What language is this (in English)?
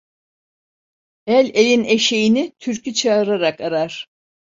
Turkish